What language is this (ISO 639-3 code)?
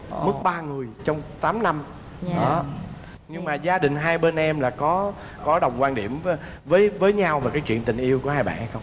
vie